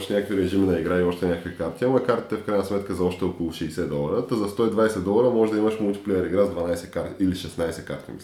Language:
Bulgarian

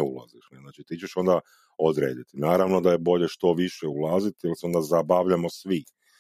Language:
Croatian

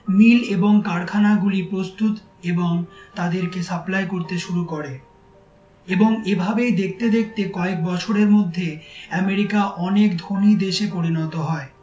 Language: Bangla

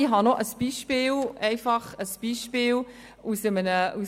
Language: Swiss German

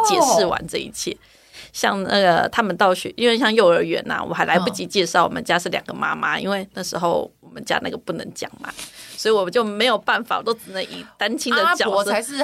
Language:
Chinese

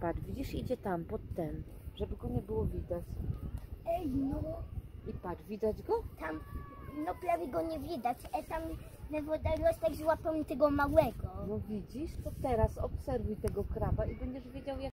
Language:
Polish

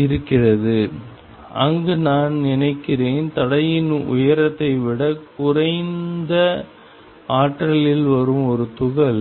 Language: Tamil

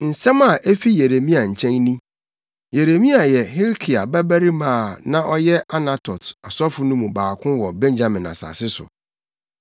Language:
Akan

